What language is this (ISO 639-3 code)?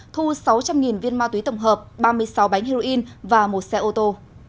vie